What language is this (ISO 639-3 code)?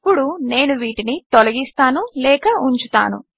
tel